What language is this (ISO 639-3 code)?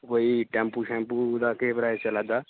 doi